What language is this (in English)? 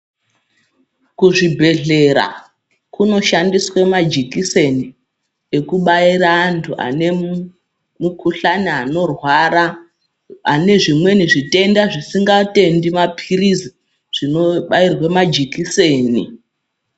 Ndau